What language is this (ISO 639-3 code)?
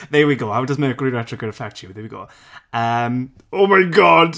cym